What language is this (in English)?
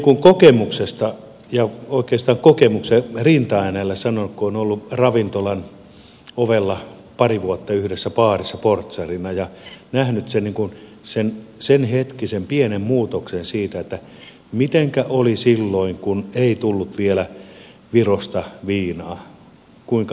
Finnish